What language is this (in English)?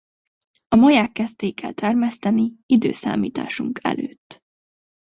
Hungarian